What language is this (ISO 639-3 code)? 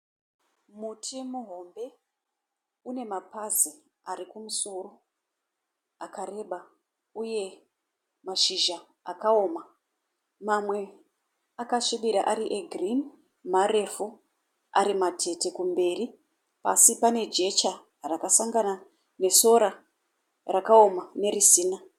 sna